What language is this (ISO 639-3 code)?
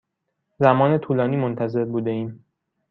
fas